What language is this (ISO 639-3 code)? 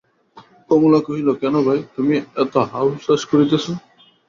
ben